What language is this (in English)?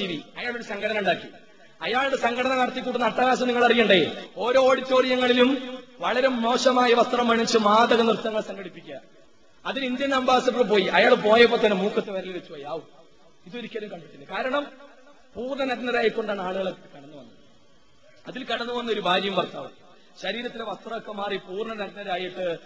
Malayalam